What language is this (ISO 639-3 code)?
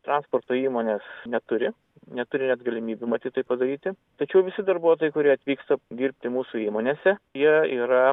lit